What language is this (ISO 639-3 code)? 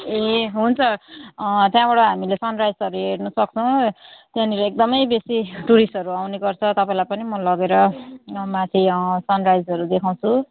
nep